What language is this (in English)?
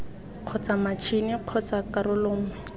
Tswana